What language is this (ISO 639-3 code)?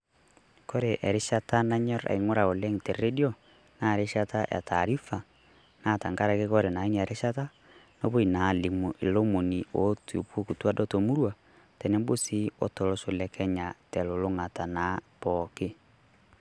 mas